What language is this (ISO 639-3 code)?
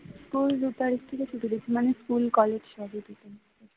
ben